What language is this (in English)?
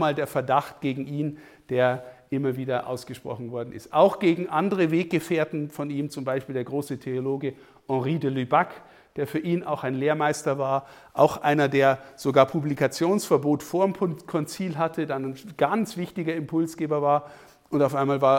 German